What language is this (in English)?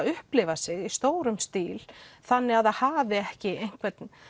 Icelandic